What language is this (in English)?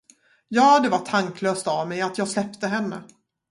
Swedish